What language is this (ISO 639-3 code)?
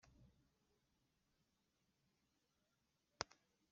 kin